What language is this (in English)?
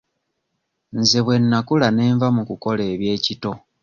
Ganda